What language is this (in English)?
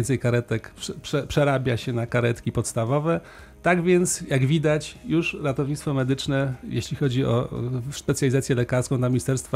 Polish